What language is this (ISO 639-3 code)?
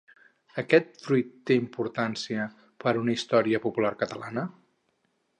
cat